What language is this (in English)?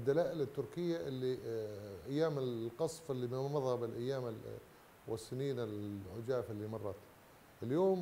Arabic